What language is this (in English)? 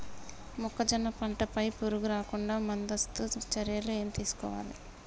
Telugu